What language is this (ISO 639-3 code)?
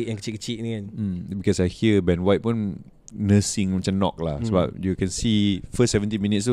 msa